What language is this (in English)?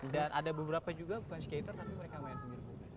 Indonesian